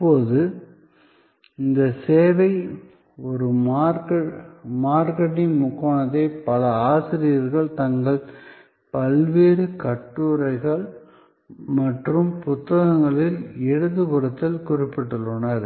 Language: Tamil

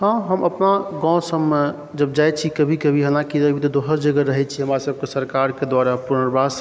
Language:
Maithili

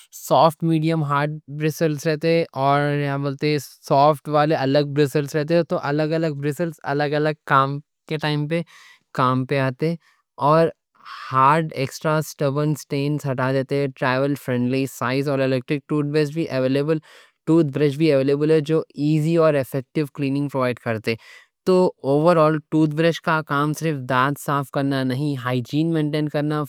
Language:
Deccan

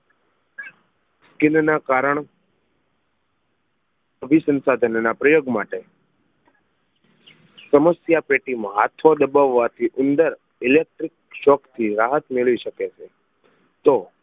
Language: Gujarati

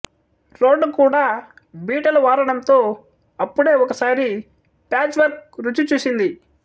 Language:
Telugu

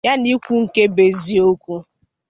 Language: Igbo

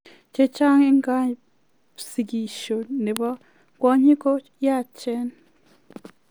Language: Kalenjin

